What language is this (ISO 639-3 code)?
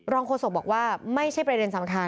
tha